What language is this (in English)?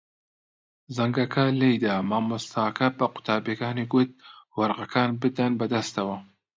Central Kurdish